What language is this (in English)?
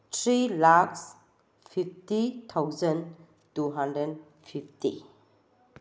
Manipuri